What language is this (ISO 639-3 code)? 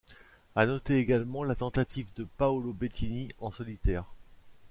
fra